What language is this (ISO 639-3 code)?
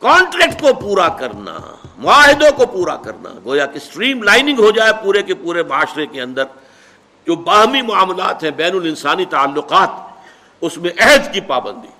urd